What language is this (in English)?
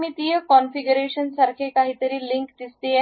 Marathi